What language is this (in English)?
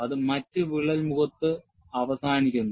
Malayalam